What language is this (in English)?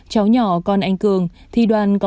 Vietnamese